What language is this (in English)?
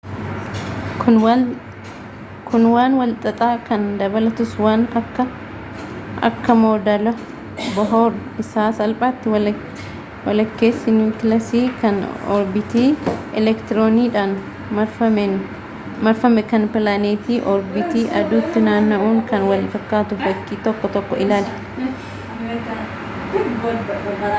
Oromo